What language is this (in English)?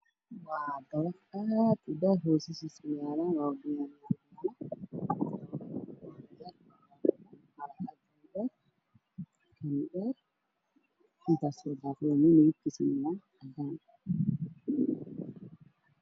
Somali